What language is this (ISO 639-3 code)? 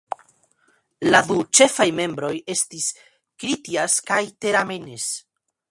epo